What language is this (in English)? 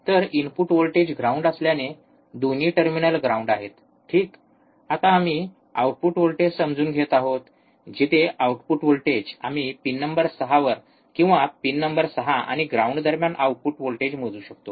Marathi